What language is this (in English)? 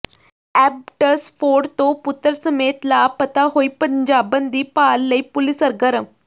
Punjabi